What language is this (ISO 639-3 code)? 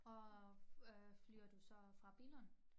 dan